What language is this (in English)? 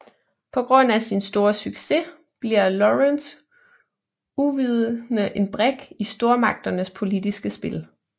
Danish